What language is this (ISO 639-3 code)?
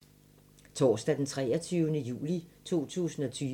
dan